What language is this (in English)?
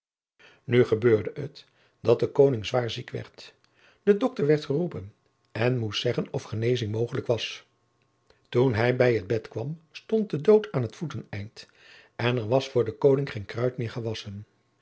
Dutch